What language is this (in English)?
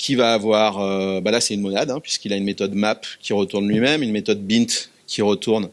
French